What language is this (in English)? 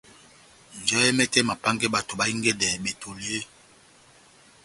Batanga